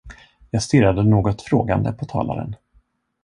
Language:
Swedish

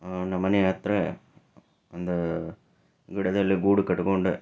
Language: Kannada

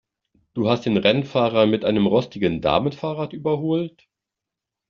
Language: German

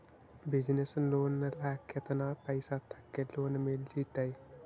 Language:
Magahi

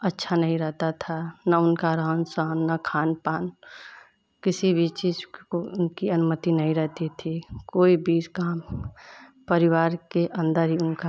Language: Hindi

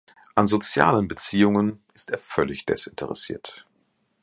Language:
German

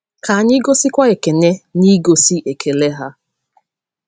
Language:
Igbo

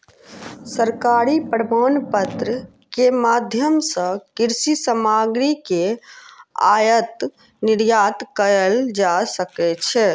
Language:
Maithili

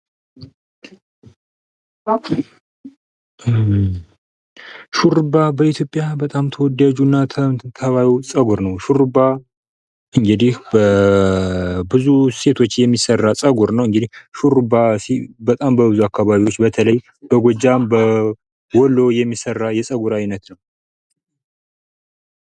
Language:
Amharic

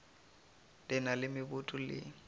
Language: Northern Sotho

